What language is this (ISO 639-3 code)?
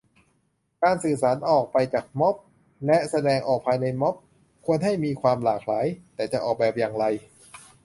tha